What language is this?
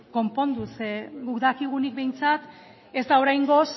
Basque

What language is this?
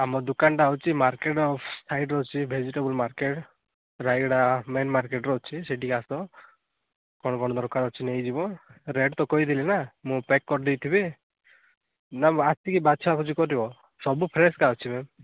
Odia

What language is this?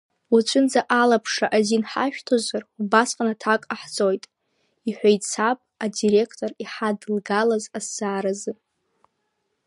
Abkhazian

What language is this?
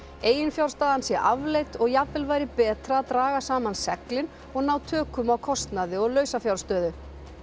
Icelandic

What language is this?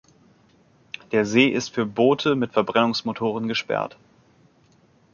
German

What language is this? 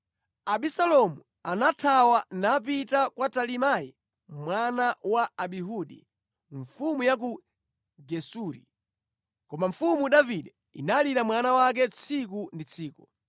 Nyanja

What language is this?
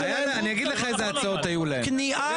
Hebrew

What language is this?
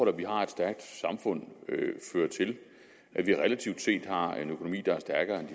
Danish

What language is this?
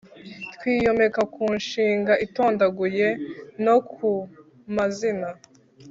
Kinyarwanda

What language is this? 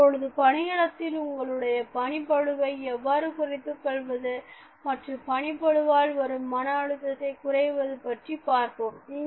Tamil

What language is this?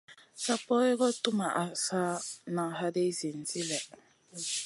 Masana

